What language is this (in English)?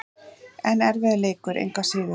Icelandic